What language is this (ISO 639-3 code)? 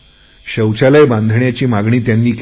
mar